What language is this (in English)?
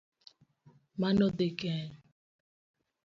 Luo (Kenya and Tanzania)